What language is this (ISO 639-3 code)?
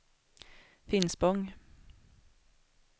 swe